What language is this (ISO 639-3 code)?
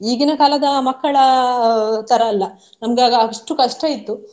kan